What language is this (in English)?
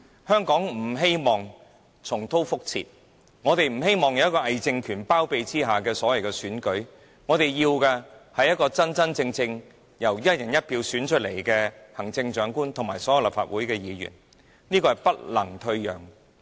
Cantonese